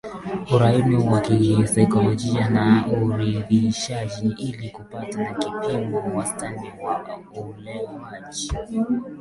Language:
Swahili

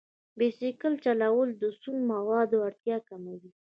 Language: Pashto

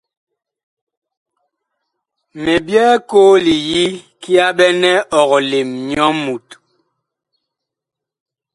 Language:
Bakoko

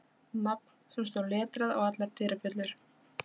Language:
Icelandic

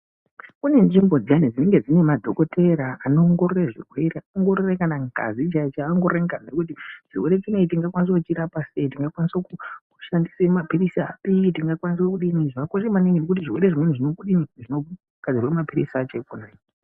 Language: Ndau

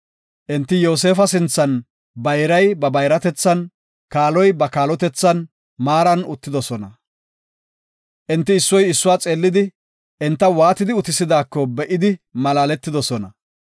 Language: Gofa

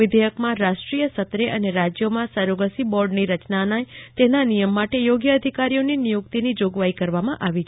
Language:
Gujarati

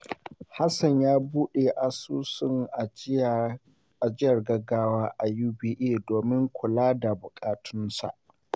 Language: Hausa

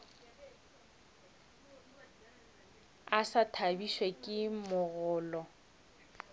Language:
Northern Sotho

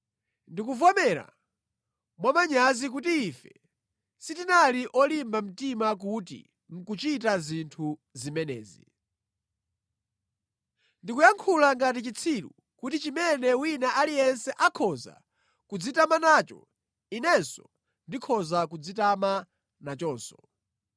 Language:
Nyanja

